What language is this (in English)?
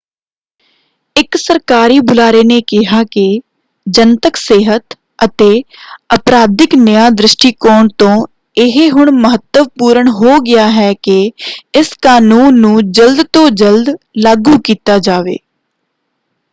Punjabi